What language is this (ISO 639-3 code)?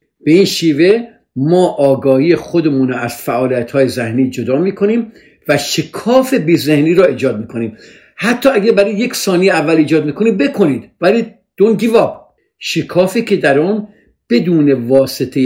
fas